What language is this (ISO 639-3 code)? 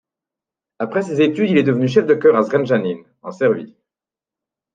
fra